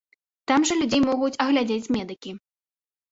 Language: Belarusian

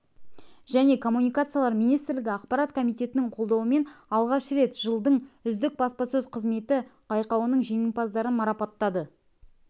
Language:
Kazakh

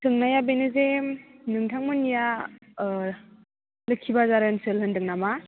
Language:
Bodo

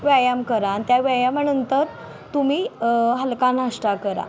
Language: Marathi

